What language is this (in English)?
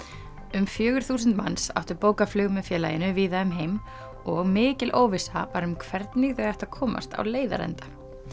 Icelandic